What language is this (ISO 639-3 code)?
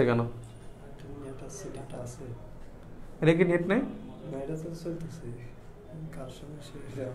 hin